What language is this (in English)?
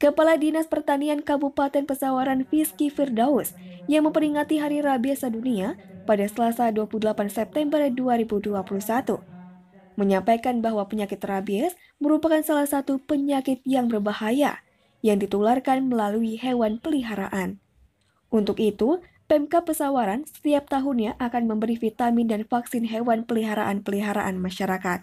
Indonesian